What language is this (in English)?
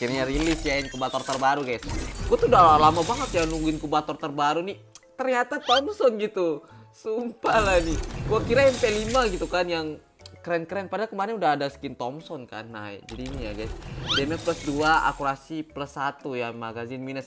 Indonesian